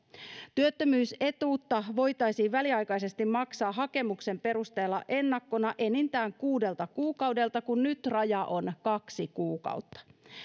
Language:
Finnish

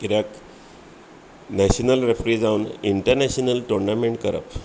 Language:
Konkani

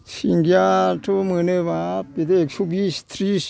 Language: Bodo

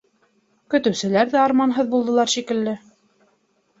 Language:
Bashkir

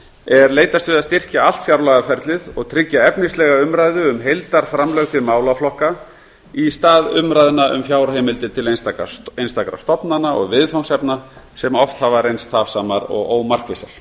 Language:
Icelandic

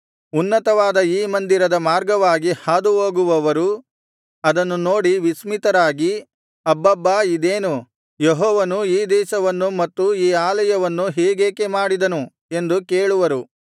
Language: Kannada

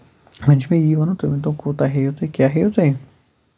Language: Kashmiri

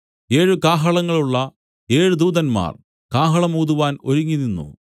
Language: Malayalam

